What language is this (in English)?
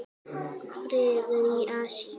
Icelandic